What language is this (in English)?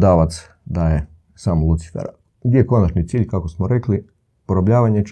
Croatian